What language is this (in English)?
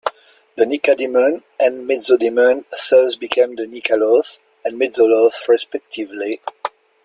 English